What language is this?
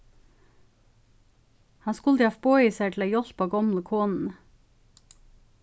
Faroese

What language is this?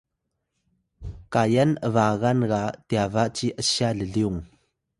Atayal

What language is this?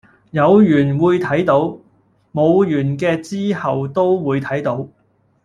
Cantonese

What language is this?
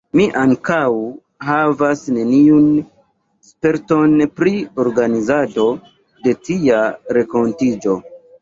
Esperanto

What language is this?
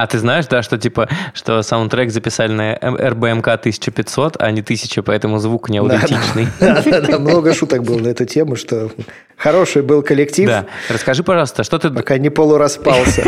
Russian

